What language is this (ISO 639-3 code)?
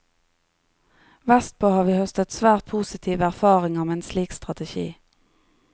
nor